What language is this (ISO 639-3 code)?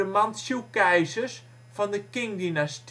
nld